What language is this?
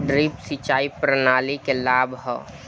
Bhojpuri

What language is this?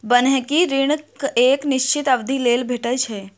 Maithili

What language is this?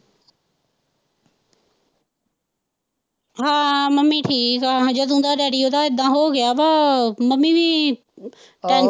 Punjabi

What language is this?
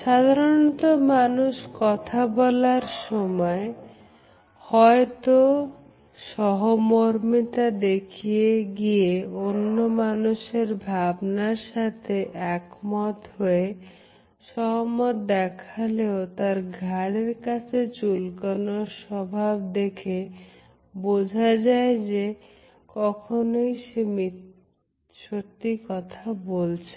Bangla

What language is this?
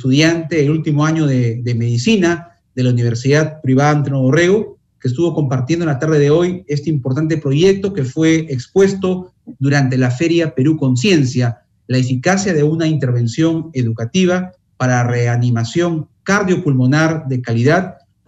Spanish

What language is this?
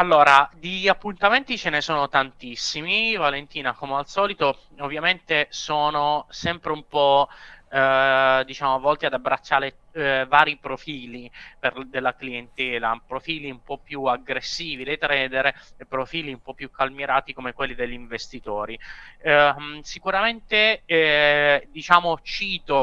Italian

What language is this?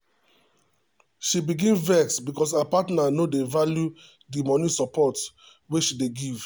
Nigerian Pidgin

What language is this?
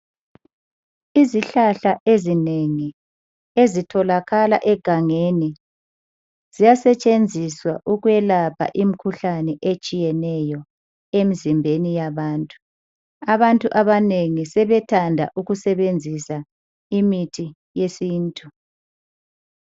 North Ndebele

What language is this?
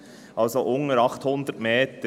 Swiss German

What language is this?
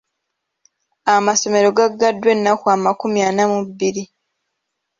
Ganda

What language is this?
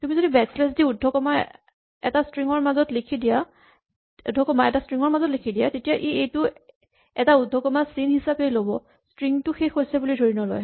Assamese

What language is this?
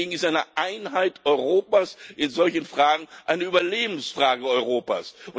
German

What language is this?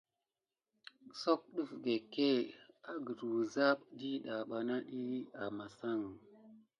Gidar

